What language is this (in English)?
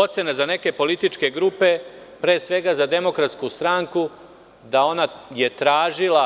Serbian